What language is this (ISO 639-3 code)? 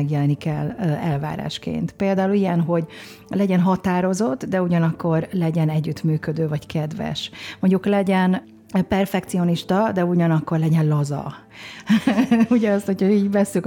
hun